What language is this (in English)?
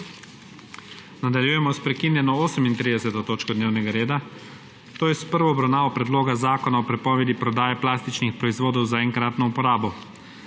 Slovenian